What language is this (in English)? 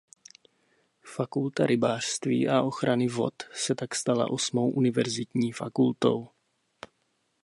Czech